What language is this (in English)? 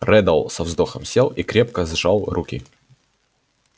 Russian